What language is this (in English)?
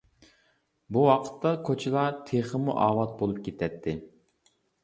Uyghur